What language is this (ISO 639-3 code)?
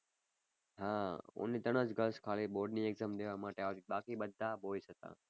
guj